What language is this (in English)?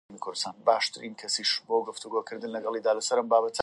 Central Kurdish